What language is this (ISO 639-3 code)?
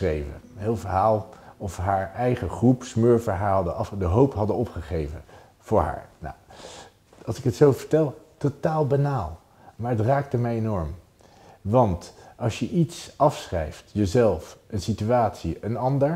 nld